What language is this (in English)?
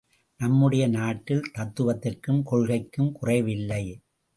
Tamil